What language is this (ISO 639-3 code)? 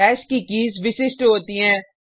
hin